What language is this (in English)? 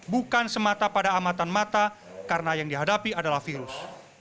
Indonesian